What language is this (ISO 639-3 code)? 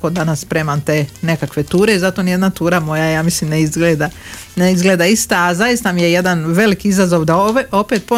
hrv